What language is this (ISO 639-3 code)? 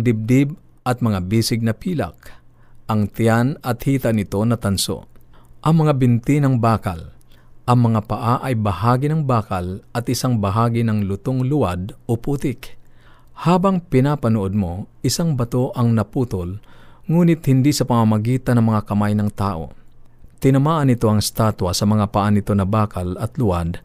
fil